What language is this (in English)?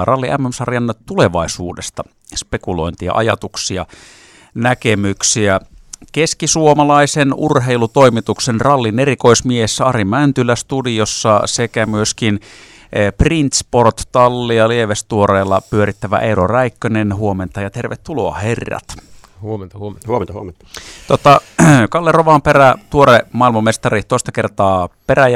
Finnish